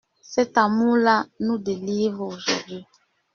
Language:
French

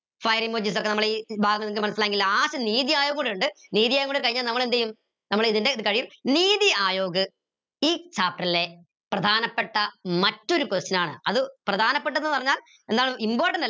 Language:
Malayalam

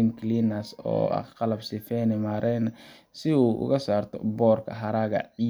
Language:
Somali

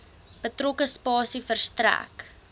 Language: Afrikaans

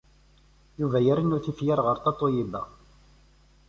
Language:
Kabyle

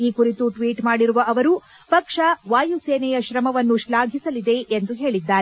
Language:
Kannada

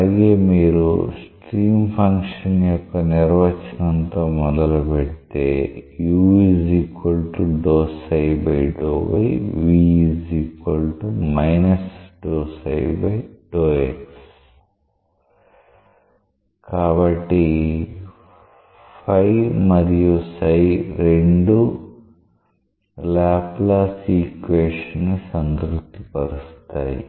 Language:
Telugu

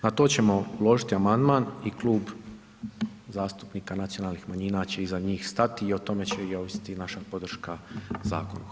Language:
Croatian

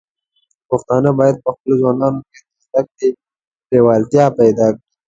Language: Pashto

